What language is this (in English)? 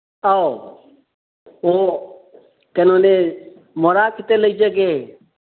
Manipuri